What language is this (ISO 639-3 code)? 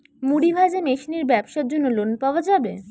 ben